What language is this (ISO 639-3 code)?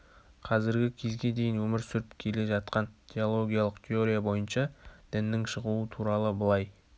kaz